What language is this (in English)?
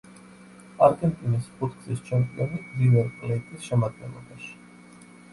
Georgian